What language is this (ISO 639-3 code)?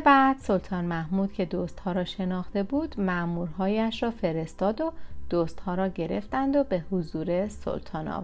fas